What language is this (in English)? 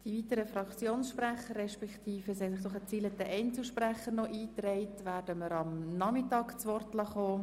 Swiss German